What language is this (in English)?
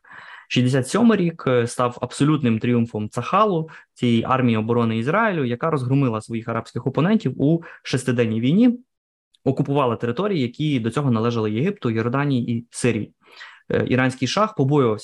Ukrainian